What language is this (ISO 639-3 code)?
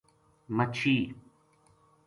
gju